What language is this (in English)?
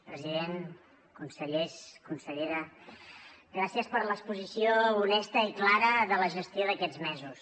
Catalan